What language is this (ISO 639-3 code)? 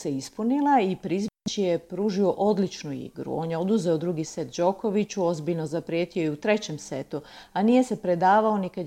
hrv